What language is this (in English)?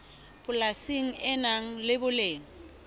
Southern Sotho